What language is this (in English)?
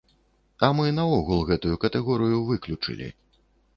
Belarusian